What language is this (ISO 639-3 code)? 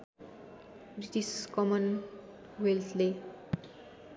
nep